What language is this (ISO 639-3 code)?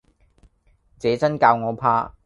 yue